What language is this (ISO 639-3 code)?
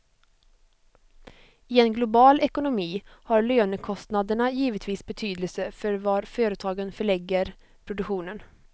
swe